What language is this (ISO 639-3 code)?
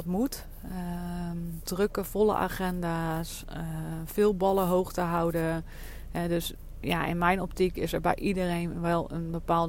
nld